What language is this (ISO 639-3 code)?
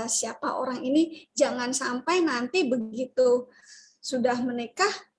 ind